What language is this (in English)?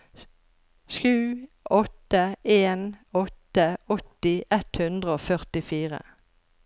Norwegian